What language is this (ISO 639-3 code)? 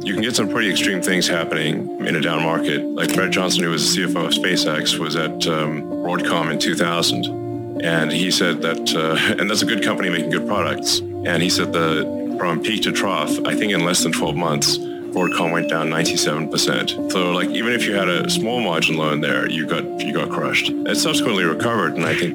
nld